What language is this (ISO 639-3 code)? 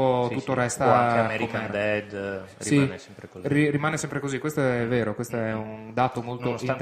ita